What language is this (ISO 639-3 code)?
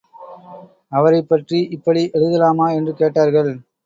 tam